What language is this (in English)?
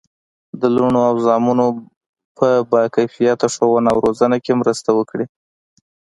Pashto